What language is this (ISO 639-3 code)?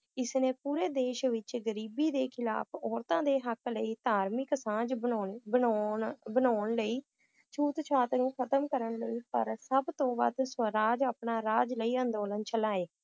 pan